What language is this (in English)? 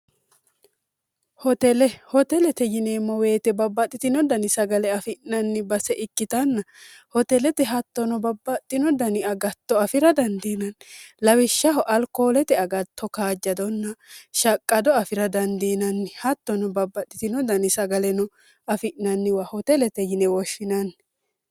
Sidamo